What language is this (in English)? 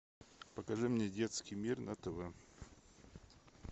Russian